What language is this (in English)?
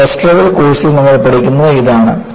Malayalam